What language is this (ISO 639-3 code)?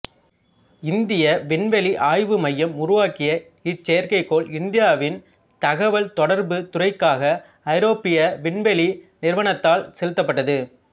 tam